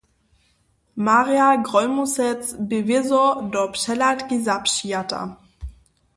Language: Upper Sorbian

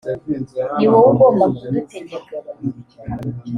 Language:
Kinyarwanda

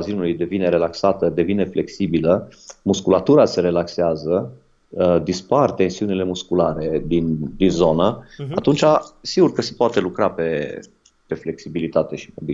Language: Romanian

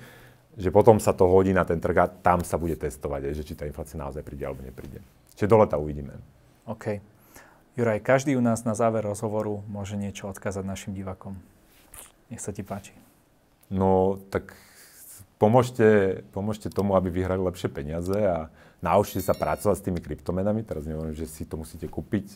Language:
Slovak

